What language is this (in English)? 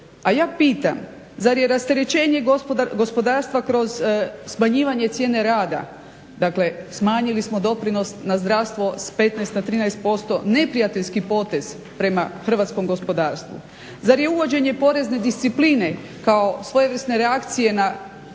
Croatian